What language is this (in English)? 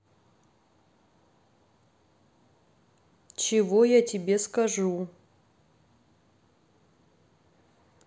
Russian